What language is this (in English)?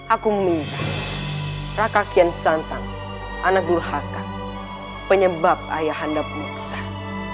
Indonesian